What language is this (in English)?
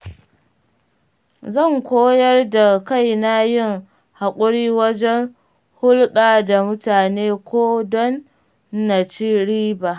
Hausa